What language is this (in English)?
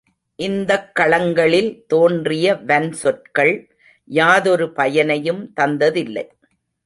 Tamil